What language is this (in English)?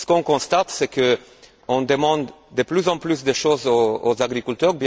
French